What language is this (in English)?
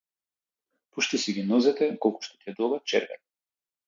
Macedonian